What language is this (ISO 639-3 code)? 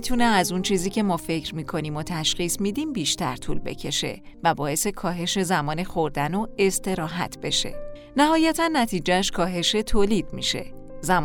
fas